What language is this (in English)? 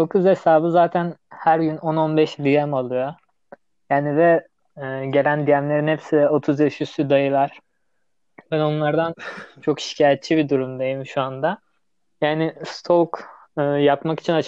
Turkish